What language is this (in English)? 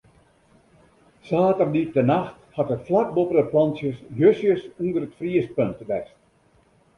Western Frisian